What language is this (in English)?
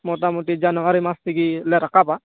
Santali